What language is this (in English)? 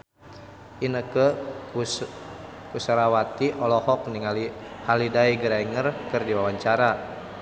Sundanese